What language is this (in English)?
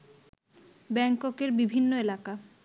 Bangla